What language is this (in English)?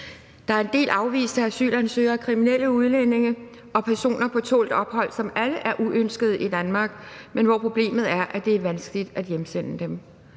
Danish